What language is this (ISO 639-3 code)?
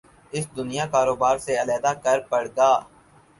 urd